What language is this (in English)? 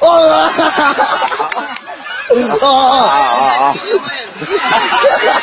Vietnamese